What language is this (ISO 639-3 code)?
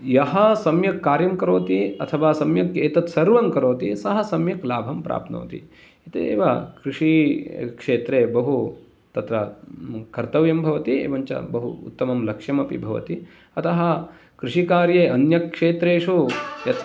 san